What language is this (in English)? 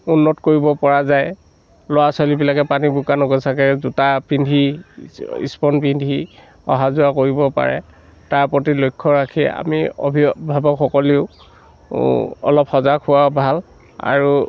Assamese